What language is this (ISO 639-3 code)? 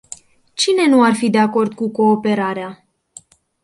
ron